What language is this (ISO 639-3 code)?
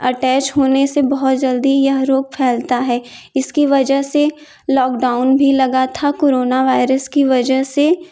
hin